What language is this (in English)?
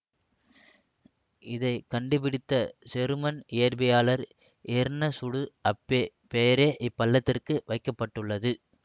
Tamil